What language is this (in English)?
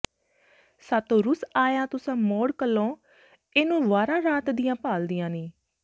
Punjabi